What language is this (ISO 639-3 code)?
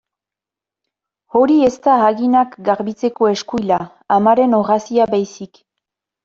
eus